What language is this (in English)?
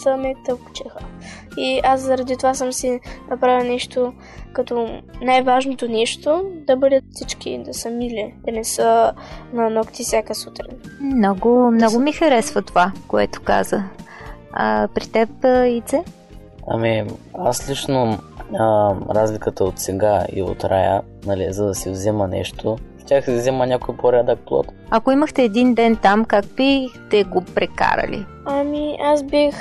Bulgarian